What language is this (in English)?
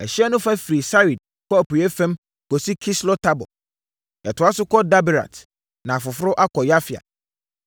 Akan